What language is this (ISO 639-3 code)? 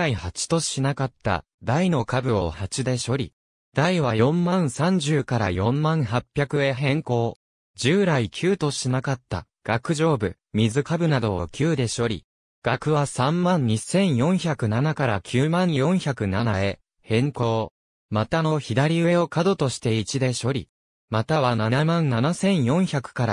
jpn